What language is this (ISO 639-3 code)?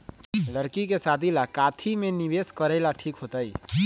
mag